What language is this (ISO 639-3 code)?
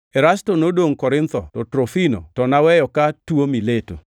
luo